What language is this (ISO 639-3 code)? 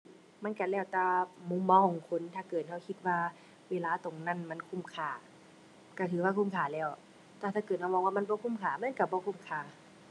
tha